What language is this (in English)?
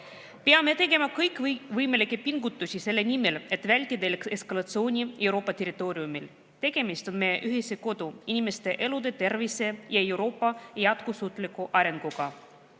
Estonian